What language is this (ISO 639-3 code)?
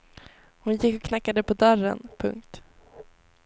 swe